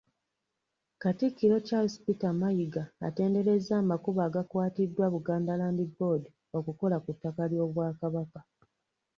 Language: Ganda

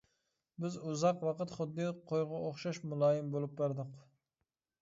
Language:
Uyghur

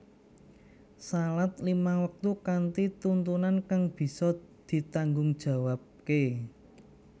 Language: Javanese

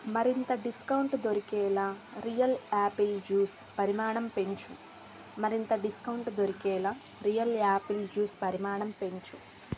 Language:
Telugu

